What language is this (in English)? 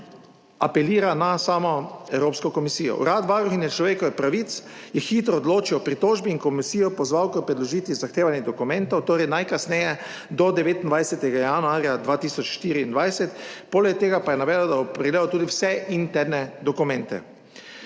Slovenian